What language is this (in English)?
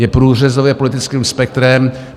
Czech